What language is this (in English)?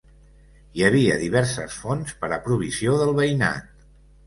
Catalan